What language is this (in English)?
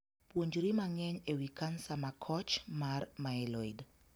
Luo (Kenya and Tanzania)